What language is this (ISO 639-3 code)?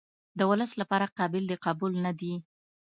pus